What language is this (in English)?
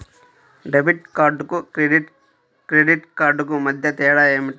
Telugu